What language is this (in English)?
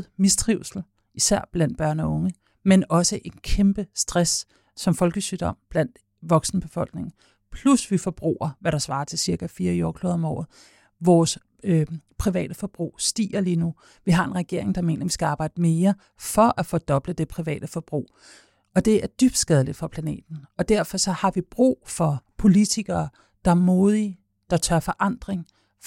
Danish